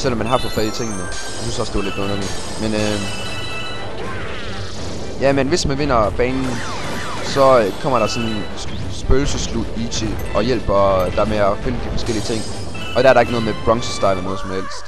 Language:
Danish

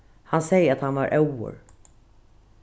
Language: Faroese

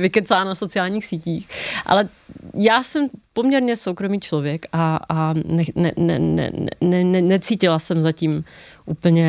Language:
Czech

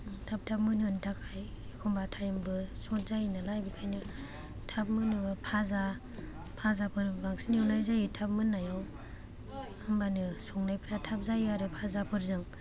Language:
Bodo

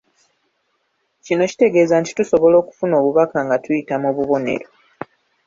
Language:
Ganda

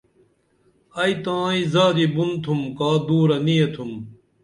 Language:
Dameli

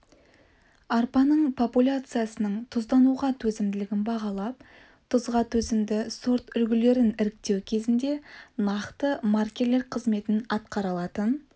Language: Kazakh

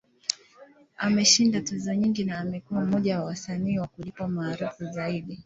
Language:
Swahili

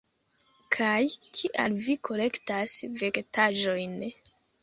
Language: Esperanto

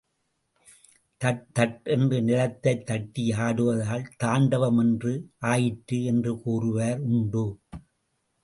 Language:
Tamil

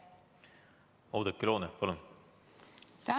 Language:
Estonian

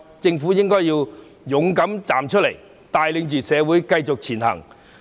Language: Cantonese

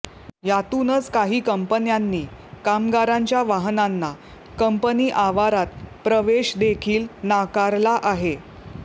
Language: Marathi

